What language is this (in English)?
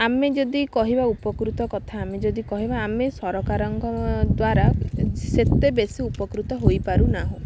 Odia